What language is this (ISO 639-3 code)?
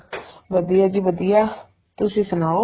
pan